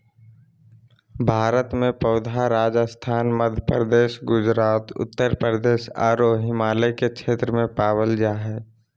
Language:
Magahi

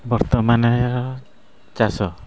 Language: Odia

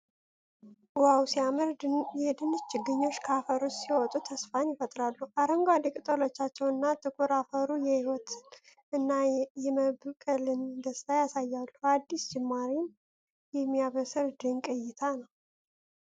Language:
Amharic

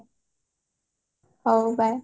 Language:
Odia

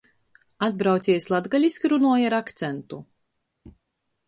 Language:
Latgalian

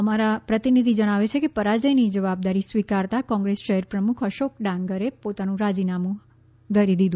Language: Gujarati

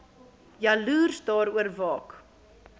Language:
Afrikaans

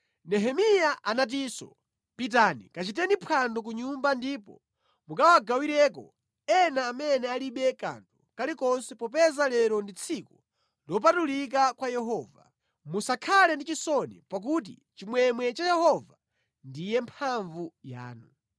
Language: Nyanja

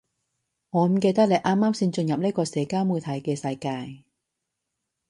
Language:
Cantonese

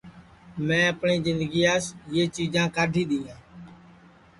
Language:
Sansi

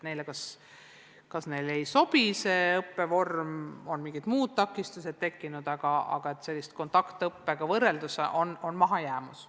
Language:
Estonian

